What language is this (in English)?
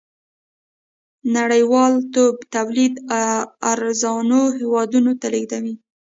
Pashto